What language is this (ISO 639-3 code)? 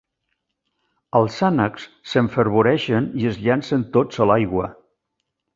cat